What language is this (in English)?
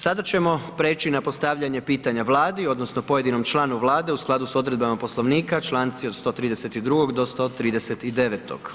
Croatian